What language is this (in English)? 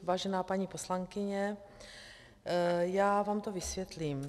Czech